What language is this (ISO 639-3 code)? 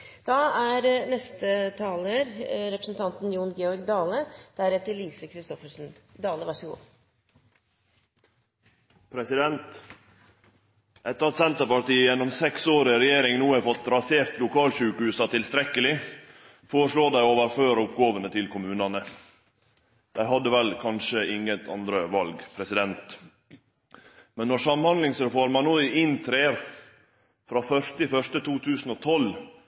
nno